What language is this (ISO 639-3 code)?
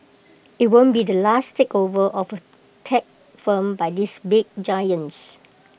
eng